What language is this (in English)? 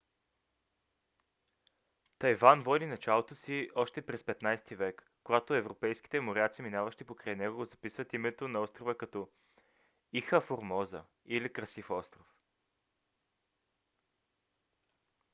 Bulgarian